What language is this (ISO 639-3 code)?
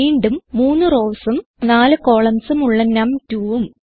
mal